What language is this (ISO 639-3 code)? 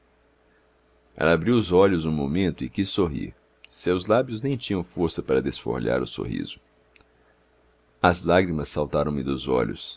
por